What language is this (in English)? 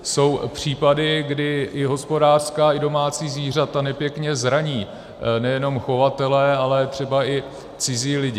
Czech